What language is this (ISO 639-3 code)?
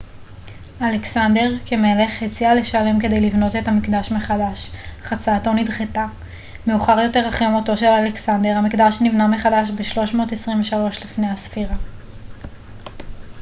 heb